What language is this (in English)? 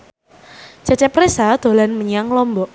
Javanese